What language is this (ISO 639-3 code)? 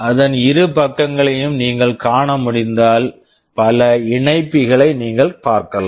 tam